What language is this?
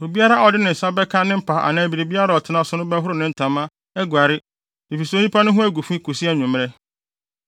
Akan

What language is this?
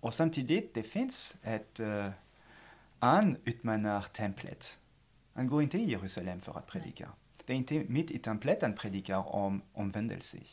Swedish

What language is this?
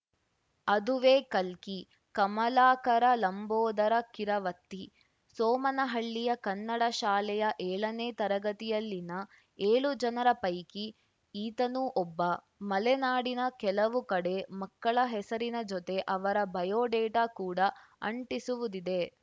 Kannada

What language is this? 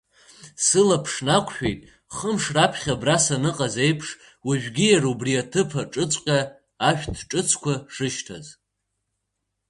Abkhazian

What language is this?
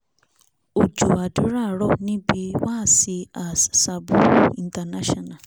Yoruba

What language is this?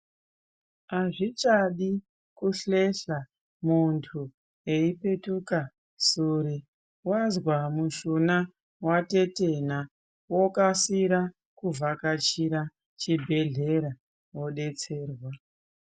Ndau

